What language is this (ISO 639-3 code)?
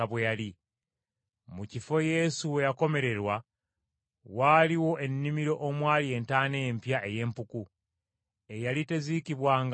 lug